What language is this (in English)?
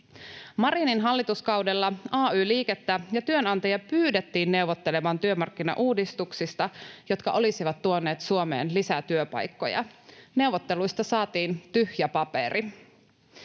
Finnish